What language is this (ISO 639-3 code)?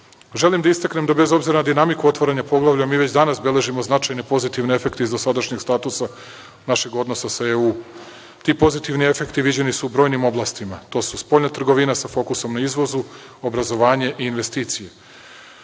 srp